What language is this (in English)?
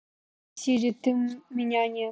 Russian